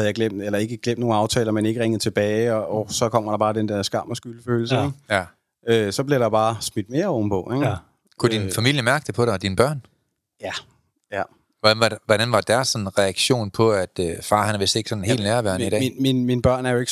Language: Danish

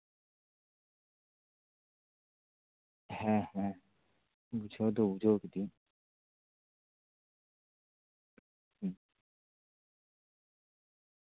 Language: Santali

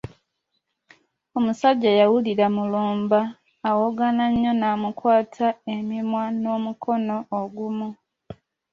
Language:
Ganda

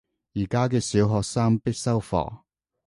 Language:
Cantonese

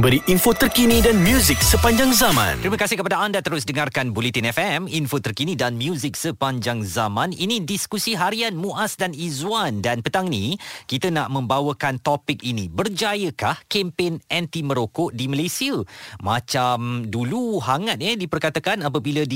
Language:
Malay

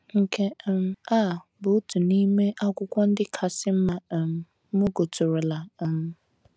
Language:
Igbo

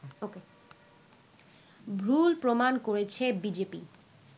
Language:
Bangla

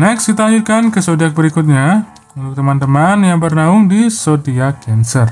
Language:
Indonesian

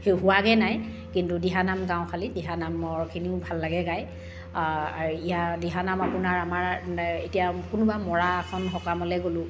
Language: Assamese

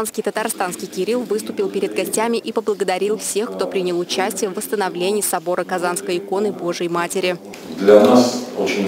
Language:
Russian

